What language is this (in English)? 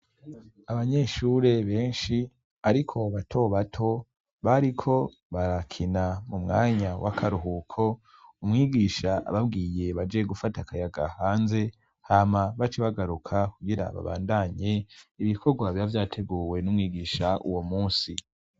Rundi